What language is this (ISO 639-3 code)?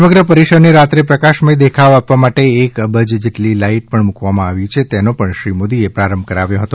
guj